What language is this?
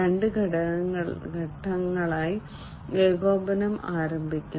Malayalam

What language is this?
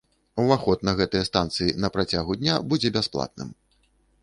Belarusian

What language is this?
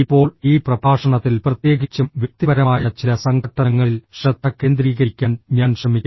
Malayalam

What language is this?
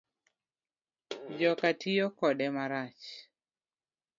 Luo (Kenya and Tanzania)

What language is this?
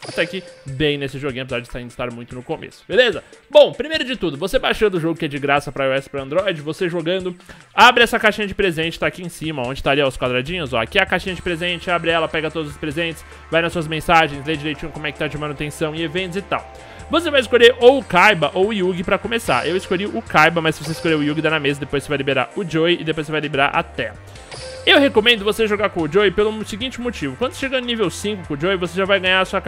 Portuguese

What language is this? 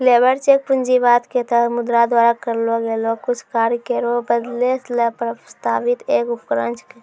Maithili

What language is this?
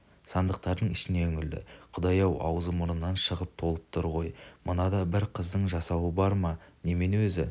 Kazakh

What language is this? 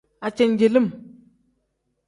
Tem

